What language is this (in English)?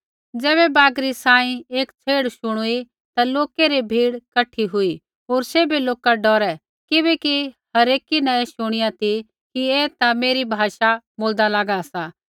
Kullu Pahari